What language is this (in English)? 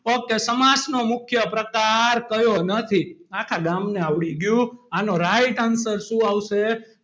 Gujarati